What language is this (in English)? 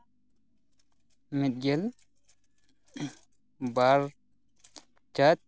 Santali